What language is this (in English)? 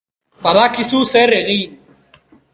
Basque